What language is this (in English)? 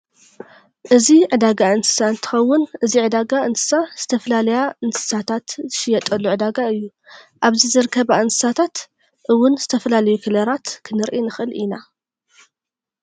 Tigrinya